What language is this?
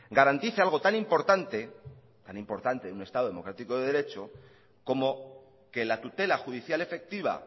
Spanish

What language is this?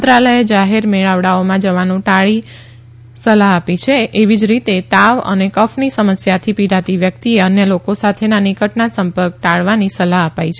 Gujarati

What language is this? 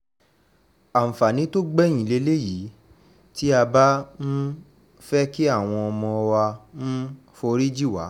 Yoruba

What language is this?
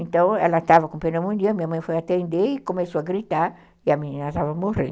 Portuguese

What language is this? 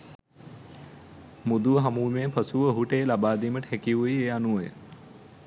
Sinhala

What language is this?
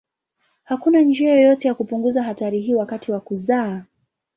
Swahili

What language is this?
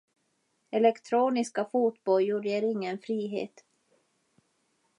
Swedish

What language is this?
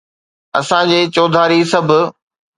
Sindhi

